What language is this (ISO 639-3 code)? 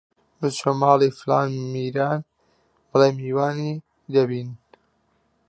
ckb